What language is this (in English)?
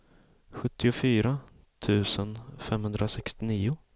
Swedish